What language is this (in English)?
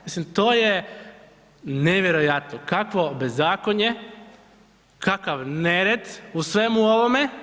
Croatian